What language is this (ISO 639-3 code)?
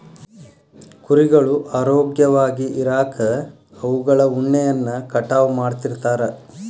kan